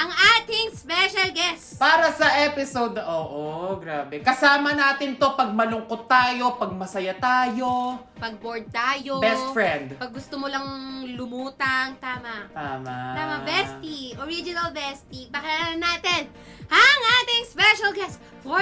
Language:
Filipino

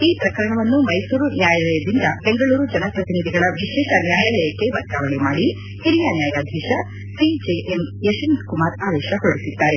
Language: Kannada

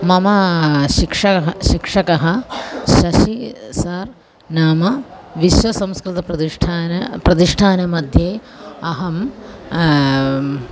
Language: Sanskrit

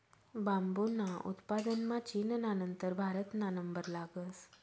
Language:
Marathi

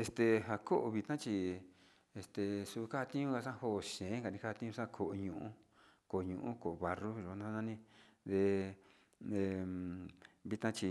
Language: Sinicahua Mixtec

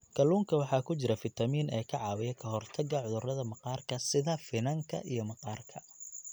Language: Somali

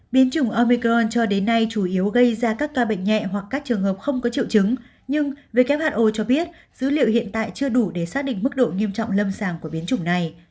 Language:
Vietnamese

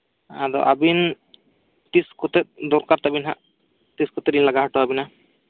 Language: Santali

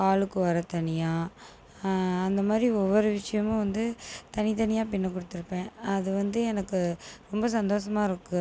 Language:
Tamil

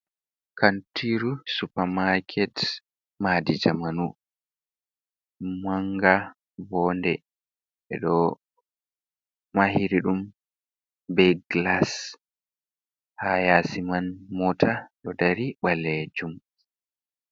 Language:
Fula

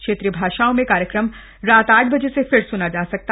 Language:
Hindi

